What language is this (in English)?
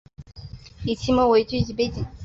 Chinese